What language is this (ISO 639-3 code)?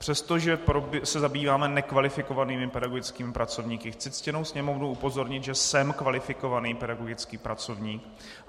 ces